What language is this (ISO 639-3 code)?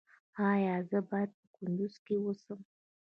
pus